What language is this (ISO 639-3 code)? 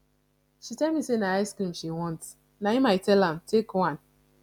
pcm